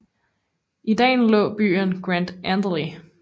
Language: Danish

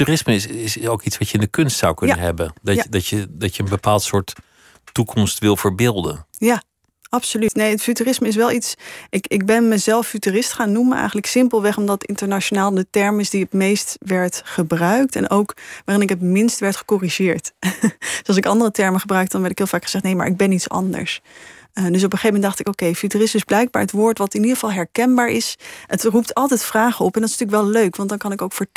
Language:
Dutch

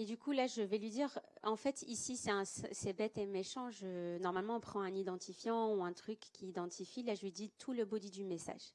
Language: French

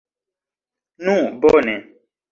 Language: Esperanto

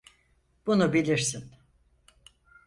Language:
Turkish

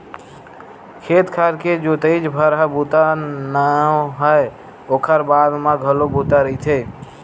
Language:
Chhattisgarhi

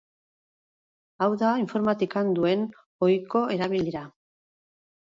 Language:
Basque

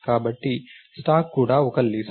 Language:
Telugu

